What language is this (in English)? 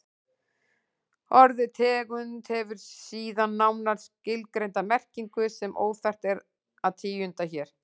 Icelandic